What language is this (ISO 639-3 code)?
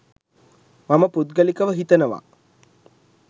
sin